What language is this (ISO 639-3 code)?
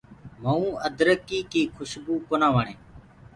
ggg